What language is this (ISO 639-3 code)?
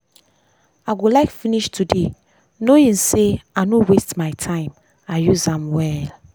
pcm